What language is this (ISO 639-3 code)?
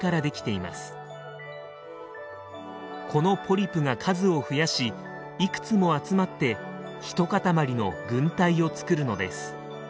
jpn